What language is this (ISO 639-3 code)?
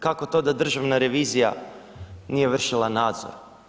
hrv